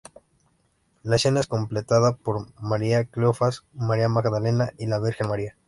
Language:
Spanish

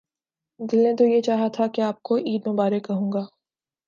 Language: Urdu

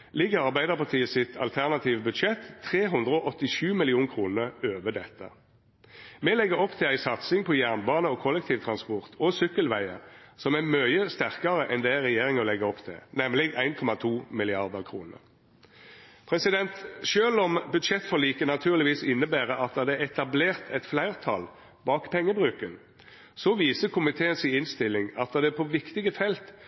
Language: Norwegian Nynorsk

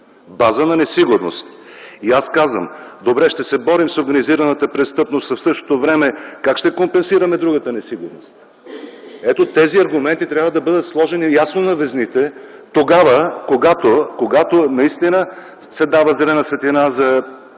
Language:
Bulgarian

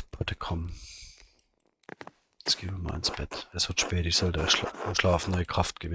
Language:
German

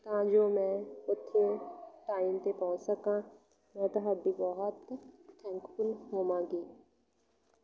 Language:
Punjabi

